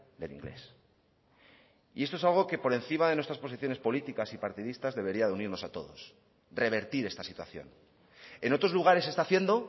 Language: Spanish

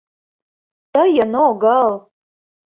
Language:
Mari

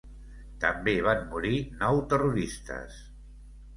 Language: Catalan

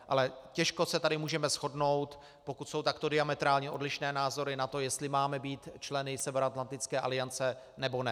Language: Czech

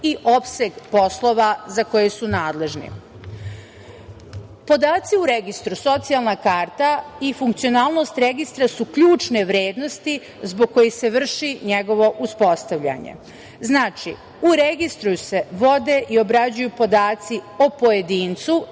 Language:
Serbian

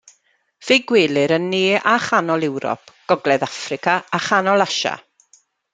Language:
Welsh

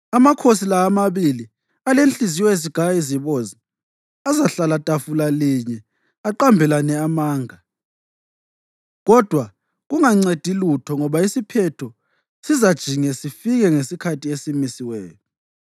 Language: North Ndebele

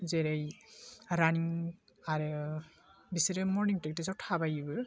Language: Bodo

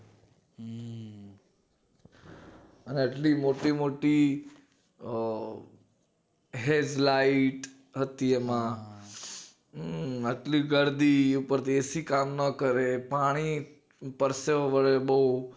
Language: Gujarati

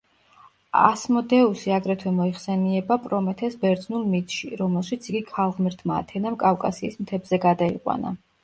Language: Georgian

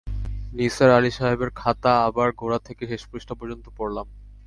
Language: Bangla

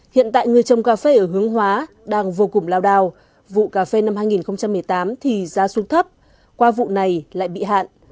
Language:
Vietnamese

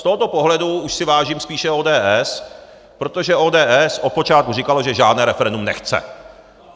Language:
Czech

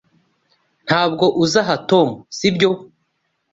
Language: Kinyarwanda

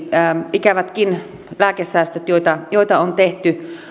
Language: Finnish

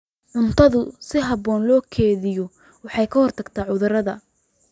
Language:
Somali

